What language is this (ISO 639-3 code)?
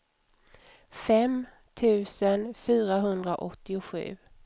swe